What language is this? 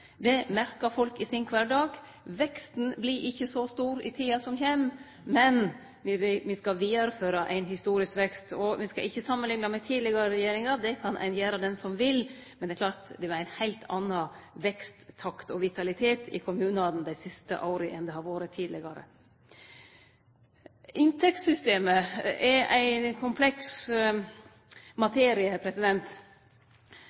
Norwegian Nynorsk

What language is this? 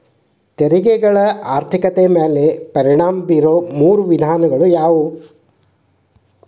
Kannada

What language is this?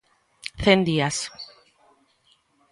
Galician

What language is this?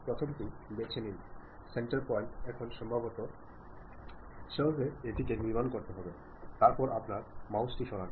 Bangla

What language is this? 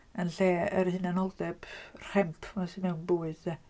Welsh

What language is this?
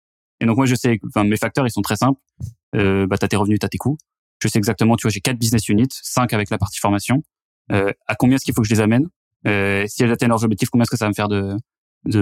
French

